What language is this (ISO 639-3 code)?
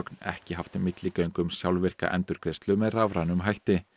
isl